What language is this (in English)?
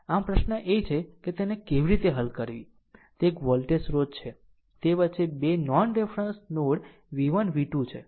Gujarati